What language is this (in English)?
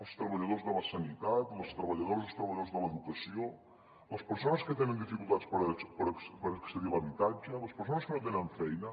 Catalan